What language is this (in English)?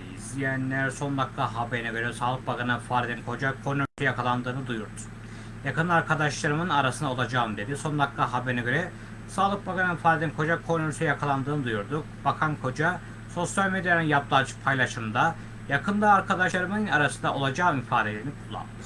Turkish